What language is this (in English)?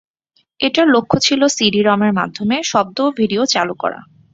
Bangla